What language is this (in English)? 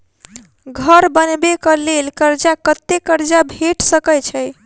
Maithili